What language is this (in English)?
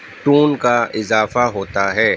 Urdu